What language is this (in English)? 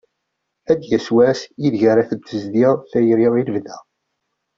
Kabyle